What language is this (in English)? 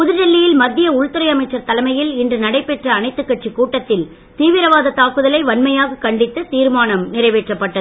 Tamil